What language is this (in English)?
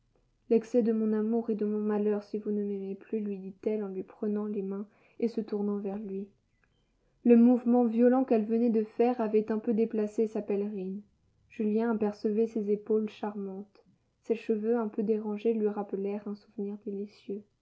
French